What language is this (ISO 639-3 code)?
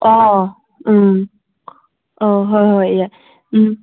mni